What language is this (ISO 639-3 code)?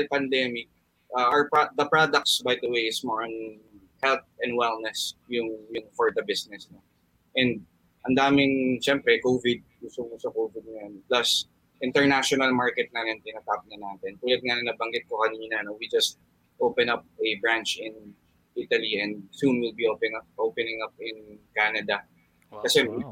fil